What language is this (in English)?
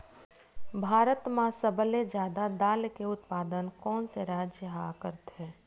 Chhattisgarhi